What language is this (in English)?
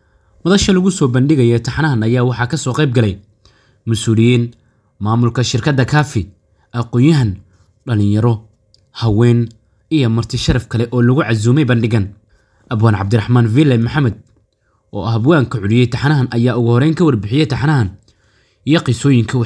Arabic